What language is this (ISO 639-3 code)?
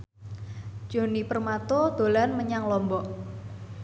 jav